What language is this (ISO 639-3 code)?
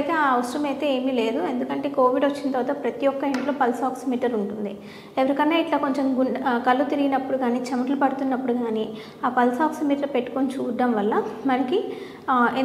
tel